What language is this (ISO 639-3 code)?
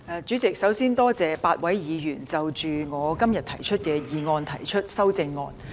yue